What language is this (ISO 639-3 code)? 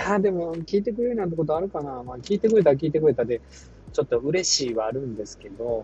jpn